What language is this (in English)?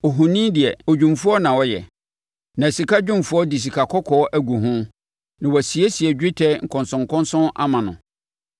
Akan